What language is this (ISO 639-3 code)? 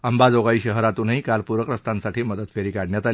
mar